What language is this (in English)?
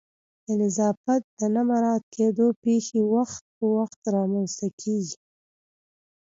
Pashto